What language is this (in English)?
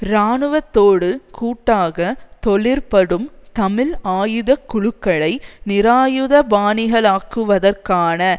Tamil